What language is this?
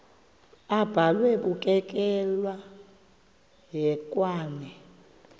Xhosa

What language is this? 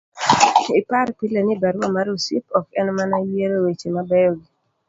Luo (Kenya and Tanzania)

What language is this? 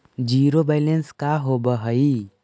Magahi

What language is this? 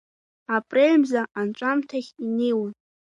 Abkhazian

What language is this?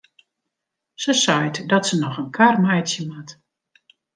Western Frisian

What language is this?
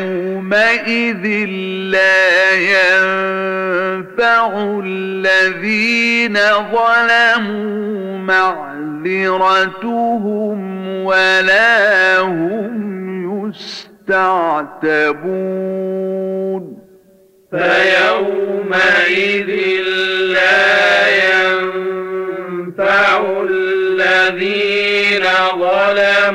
Arabic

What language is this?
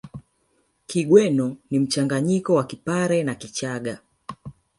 Swahili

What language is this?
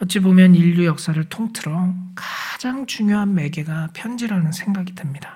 Korean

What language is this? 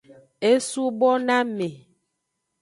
Aja (Benin)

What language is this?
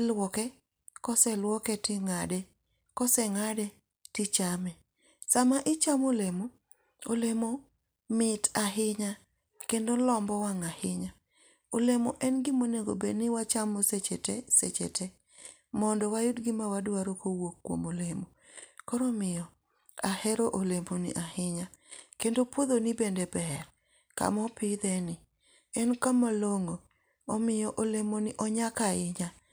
Luo (Kenya and Tanzania)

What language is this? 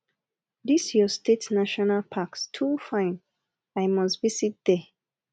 Nigerian Pidgin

